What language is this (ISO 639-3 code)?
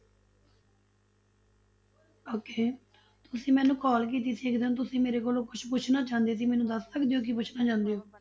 pan